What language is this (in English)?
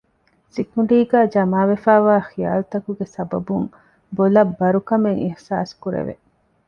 Divehi